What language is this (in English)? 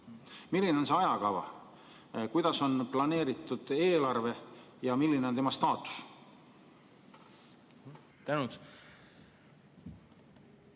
Estonian